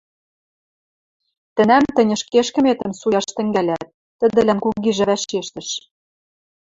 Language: Western Mari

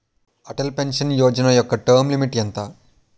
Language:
Telugu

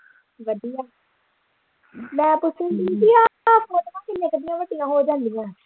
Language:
Punjabi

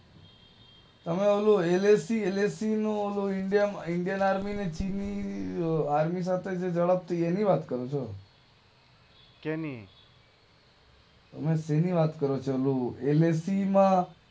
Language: Gujarati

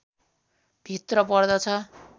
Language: Nepali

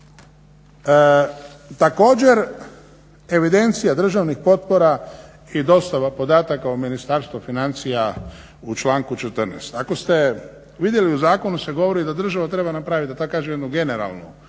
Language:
Croatian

